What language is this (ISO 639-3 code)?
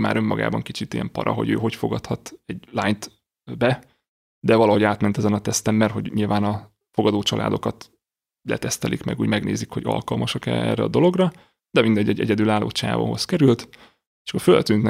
hun